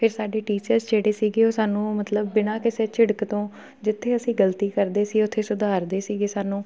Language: Punjabi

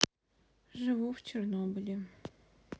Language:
Russian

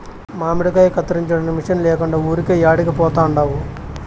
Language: Telugu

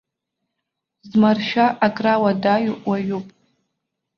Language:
Abkhazian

